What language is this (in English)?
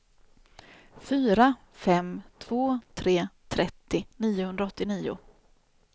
Swedish